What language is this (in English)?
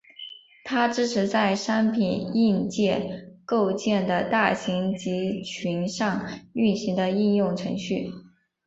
Chinese